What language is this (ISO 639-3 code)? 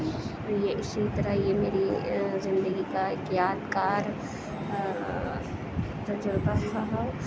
urd